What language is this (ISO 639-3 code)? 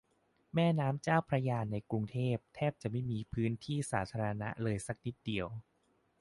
tha